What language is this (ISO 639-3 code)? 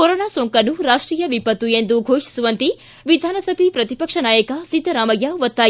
kan